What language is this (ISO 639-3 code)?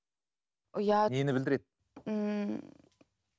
kaz